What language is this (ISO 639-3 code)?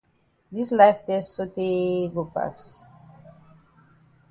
wes